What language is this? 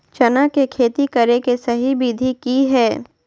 Magahi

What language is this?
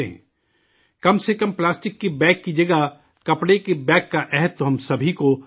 Urdu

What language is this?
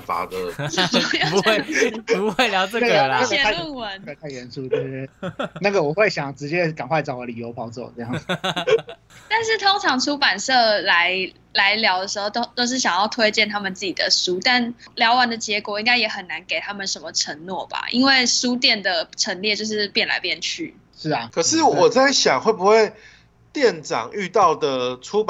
Chinese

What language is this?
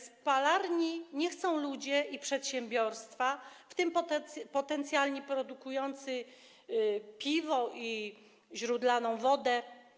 Polish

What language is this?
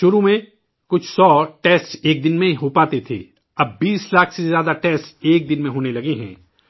Urdu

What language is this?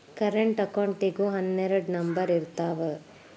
Kannada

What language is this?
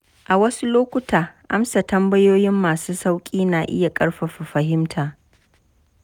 Hausa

